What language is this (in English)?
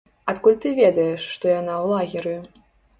Belarusian